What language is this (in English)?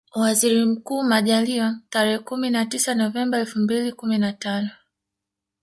Swahili